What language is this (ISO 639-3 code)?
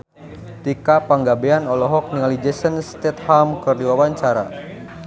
sun